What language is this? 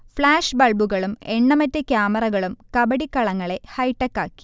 Malayalam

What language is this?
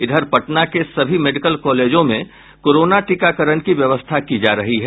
Hindi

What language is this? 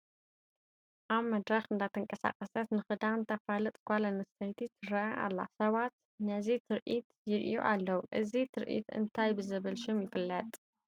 Tigrinya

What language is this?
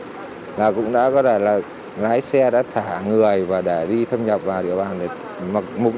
Vietnamese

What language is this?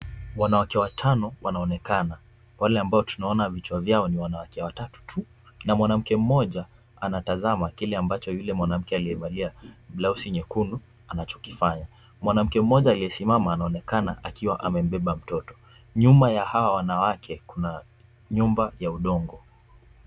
Swahili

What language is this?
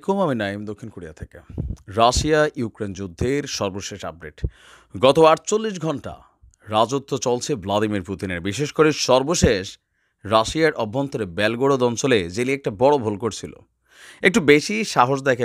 Bangla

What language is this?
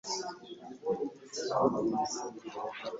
Ganda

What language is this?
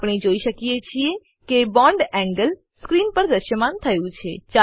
Gujarati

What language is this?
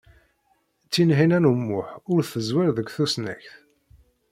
Kabyle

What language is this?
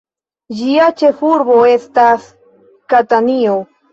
Esperanto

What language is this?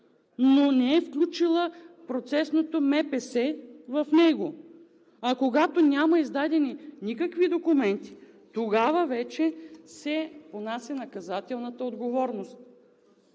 Bulgarian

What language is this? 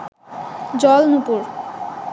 Bangla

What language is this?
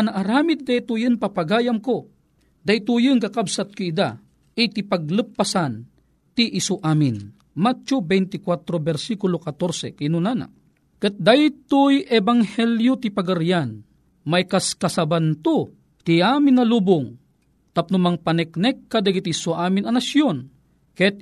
Filipino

